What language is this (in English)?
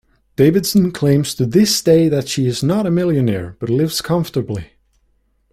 English